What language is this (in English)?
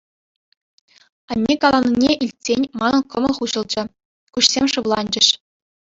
Chuvash